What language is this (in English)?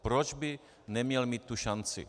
Czech